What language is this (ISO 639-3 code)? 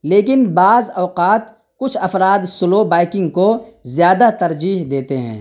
urd